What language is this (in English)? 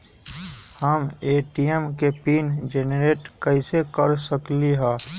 Magahi